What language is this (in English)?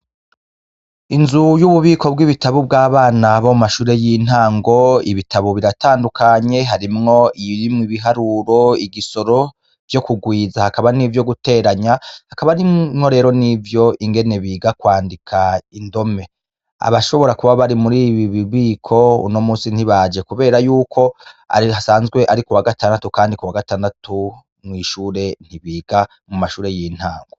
Rundi